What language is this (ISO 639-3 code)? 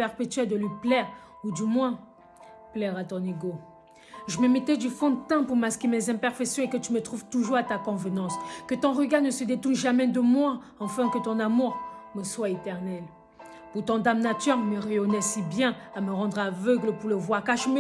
fra